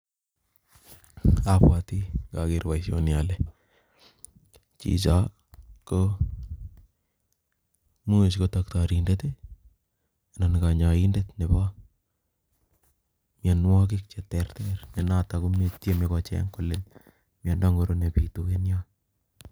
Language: Kalenjin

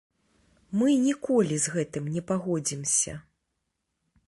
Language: Belarusian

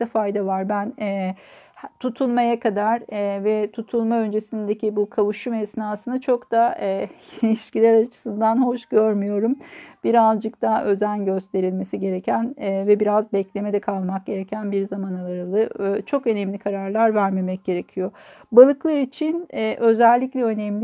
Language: Turkish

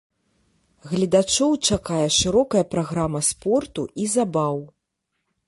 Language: Belarusian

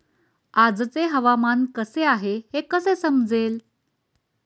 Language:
Marathi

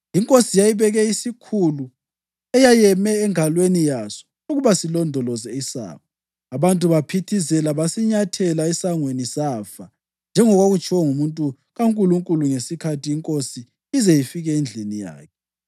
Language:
North Ndebele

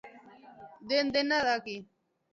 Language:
Basque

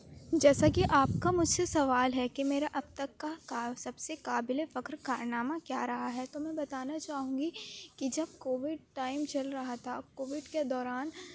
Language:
Urdu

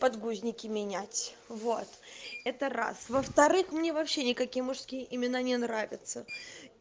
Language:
Russian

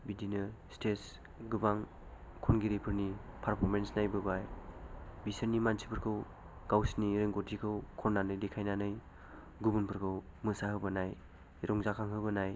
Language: Bodo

